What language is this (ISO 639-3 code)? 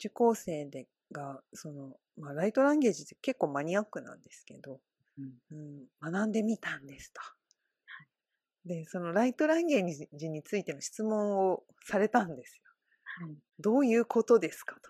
jpn